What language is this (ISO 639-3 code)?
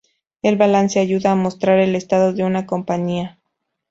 spa